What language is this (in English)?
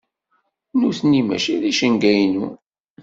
Kabyle